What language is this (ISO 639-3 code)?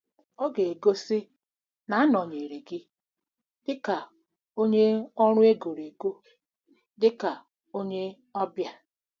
ibo